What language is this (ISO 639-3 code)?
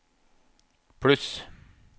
nor